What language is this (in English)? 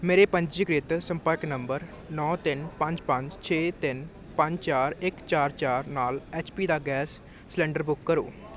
Punjabi